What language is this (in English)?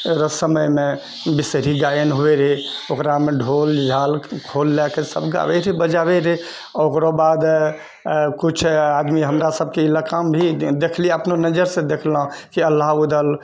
Maithili